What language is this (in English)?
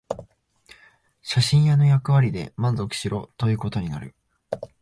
Japanese